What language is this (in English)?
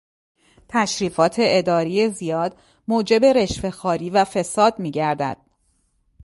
Persian